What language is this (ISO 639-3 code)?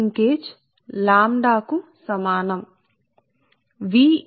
tel